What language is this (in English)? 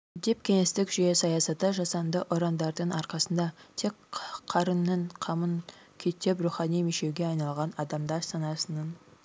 Kazakh